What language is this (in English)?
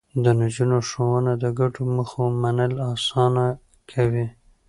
Pashto